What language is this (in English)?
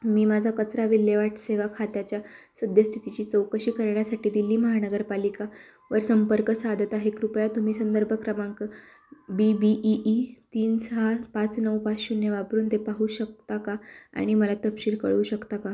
Marathi